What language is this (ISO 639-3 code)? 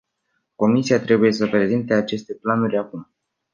ron